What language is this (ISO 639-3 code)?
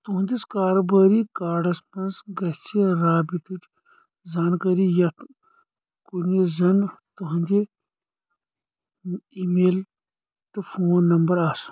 kas